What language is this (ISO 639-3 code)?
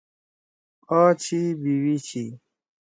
trw